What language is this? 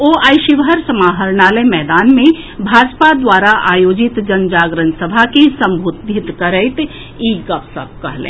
Maithili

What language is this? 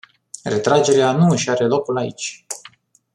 Romanian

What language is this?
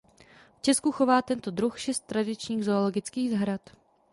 Czech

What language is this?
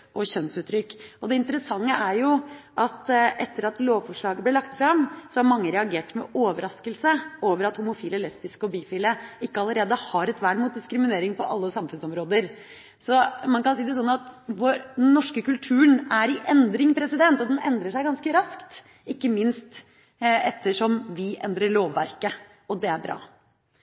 Norwegian Bokmål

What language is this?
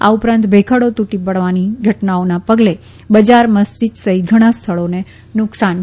Gujarati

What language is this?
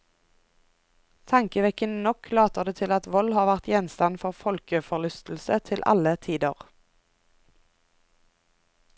Norwegian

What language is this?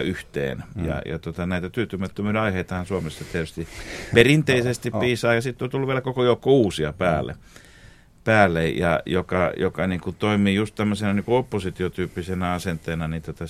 Finnish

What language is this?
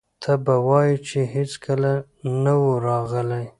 Pashto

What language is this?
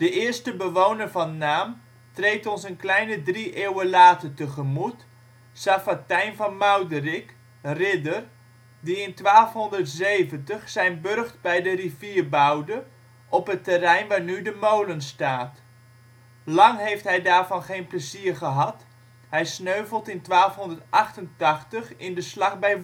Dutch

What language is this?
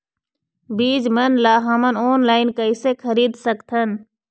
Chhattisgarhi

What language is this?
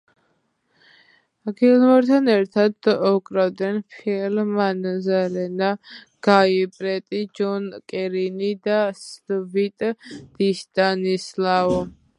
Georgian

